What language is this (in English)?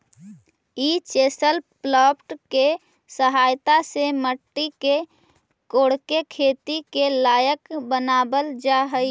Magahi